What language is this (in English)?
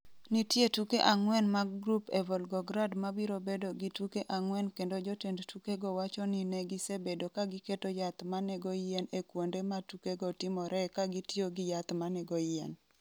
Luo (Kenya and Tanzania)